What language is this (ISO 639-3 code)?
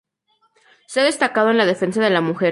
spa